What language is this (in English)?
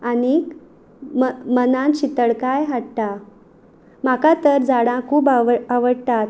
Konkani